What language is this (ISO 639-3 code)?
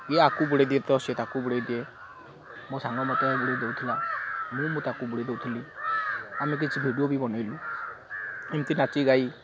ori